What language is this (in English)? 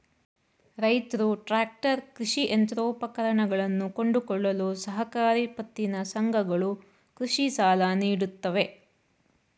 Kannada